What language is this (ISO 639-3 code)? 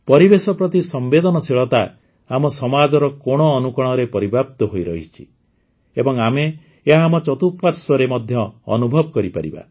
ori